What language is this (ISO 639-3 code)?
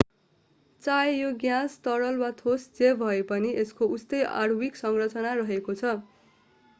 nep